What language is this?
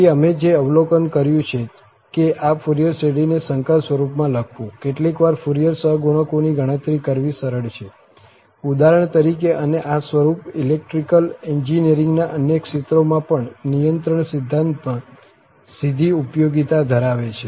Gujarati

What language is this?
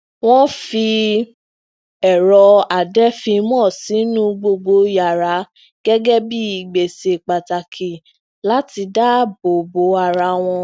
Yoruba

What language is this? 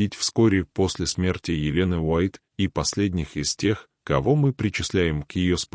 Russian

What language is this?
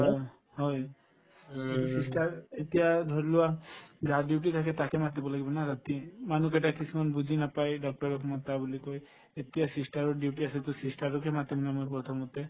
Assamese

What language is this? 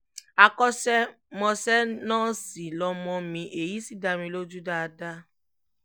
Yoruba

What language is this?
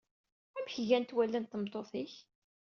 Kabyle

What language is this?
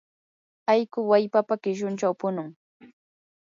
Yanahuanca Pasco Quechua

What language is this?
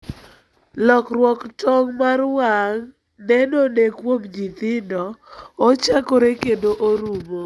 Luo (Kenya and Tanzania)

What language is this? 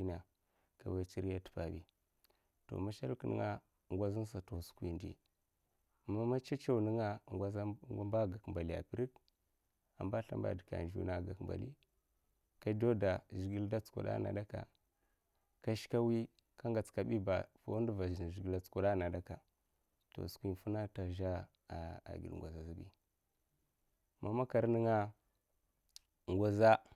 Mafa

